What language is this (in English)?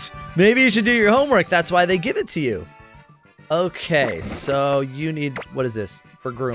English